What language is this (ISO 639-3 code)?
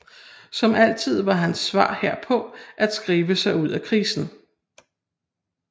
dan